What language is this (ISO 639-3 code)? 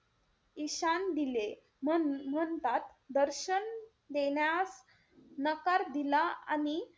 mar